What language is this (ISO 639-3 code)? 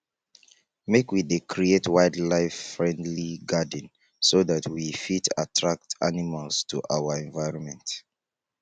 pcm